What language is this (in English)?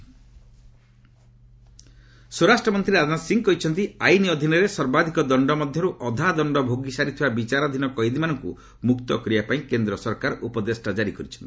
Odia